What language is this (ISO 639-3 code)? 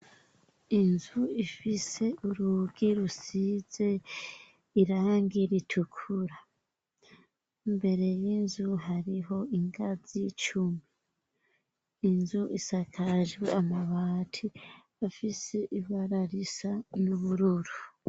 run